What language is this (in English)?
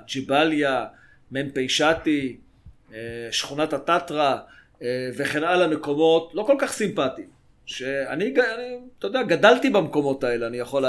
Hebrew